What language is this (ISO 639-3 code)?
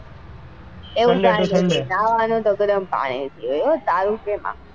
guj